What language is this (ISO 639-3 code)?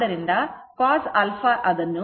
kan